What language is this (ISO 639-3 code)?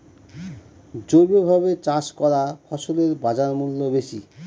ben